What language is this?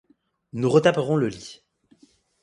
French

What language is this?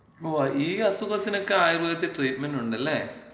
Malayalam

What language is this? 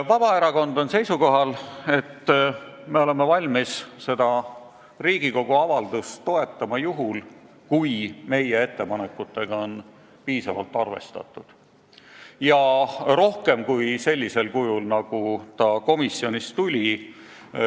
Estonian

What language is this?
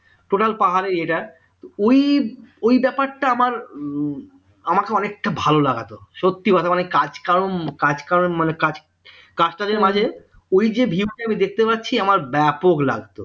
Bangla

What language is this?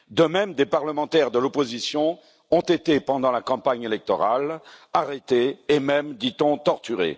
French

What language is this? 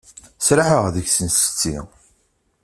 Kabyle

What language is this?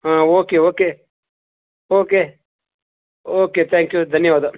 Kannada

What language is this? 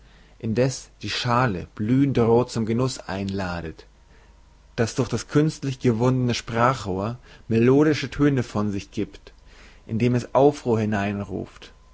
German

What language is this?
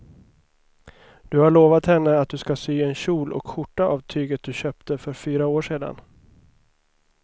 Swedish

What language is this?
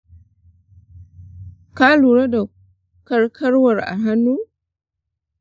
Hausa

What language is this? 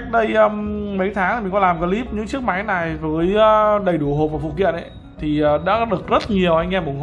Vietnamese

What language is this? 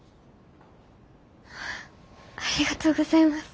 Japanese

